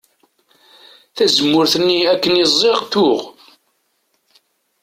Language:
Kabyle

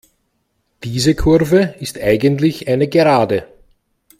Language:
German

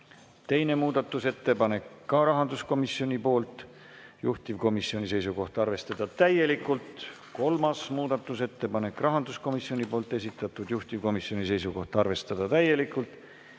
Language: Estonian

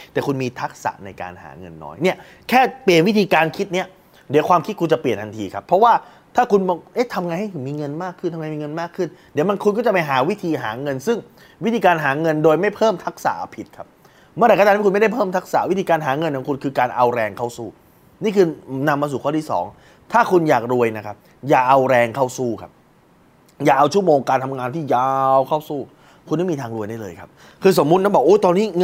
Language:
Thai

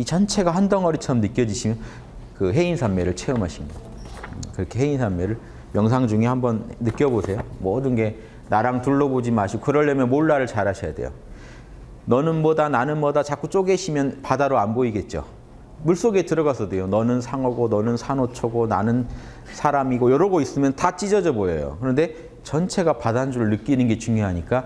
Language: Korean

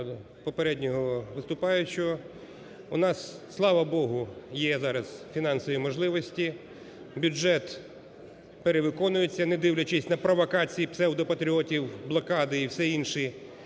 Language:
Ukrainian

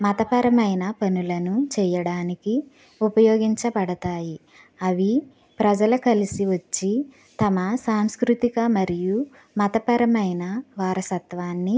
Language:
Telugu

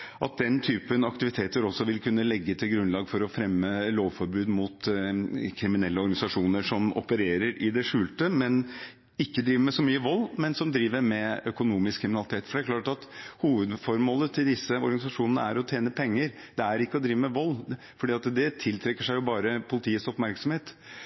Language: Norwegian Bokmål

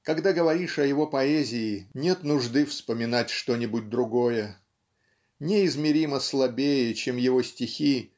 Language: Russian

